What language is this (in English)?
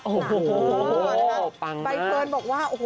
Thai